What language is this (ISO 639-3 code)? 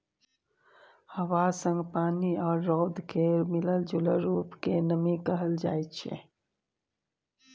mai